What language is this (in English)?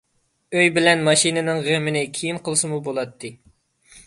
Uyghur